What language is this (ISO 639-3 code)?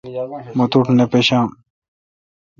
xka